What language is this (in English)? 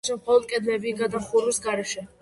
Georgian